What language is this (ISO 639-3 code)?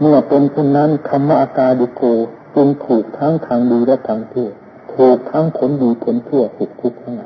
tha